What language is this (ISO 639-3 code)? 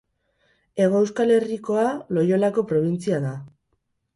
eus